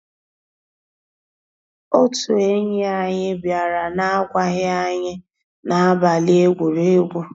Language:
Igbo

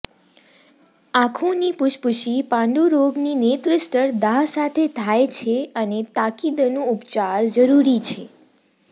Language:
Gujarati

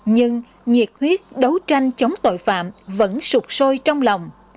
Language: Vietnamese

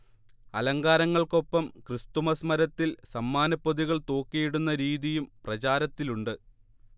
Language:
Malayalam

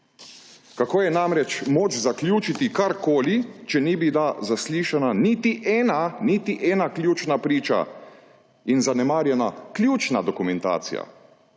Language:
Slovenian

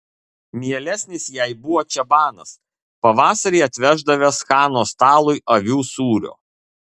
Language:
Lithuanian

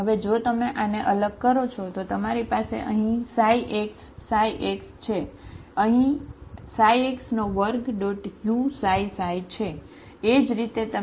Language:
Gujarati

